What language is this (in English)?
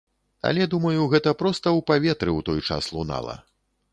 Belarusian